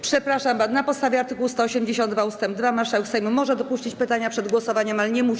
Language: Polish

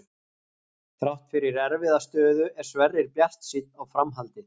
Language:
Icelandic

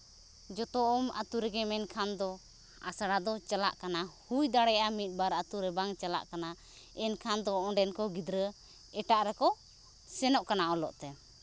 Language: Santali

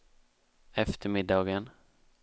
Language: Swedish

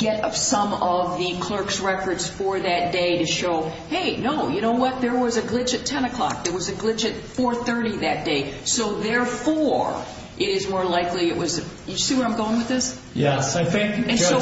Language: English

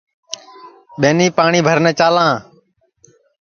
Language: Sansi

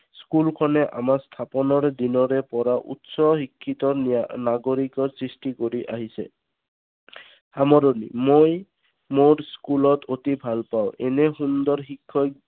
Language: Assamese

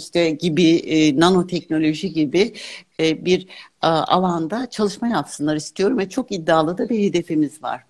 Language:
Turkish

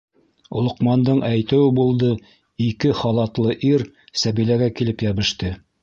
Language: Bashkir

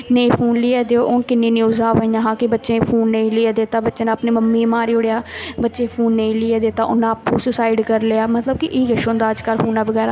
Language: Dogri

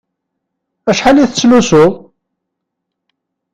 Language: Kabyle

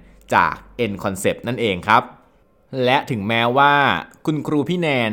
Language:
Thai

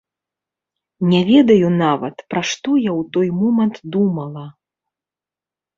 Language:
Belarusian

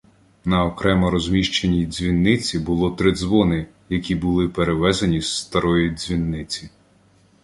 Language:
Ukrainian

